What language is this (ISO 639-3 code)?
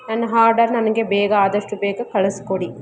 kan